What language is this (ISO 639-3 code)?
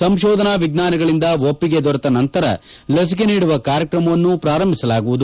kan